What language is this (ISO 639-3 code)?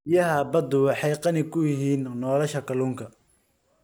som